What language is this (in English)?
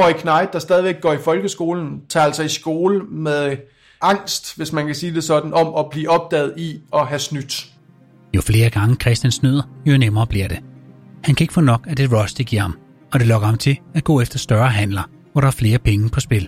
Danish